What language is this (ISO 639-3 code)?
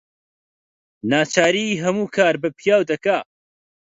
ckb